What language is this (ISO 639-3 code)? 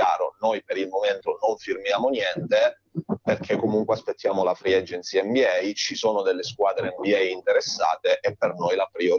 ita